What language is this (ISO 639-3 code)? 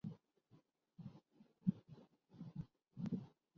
urd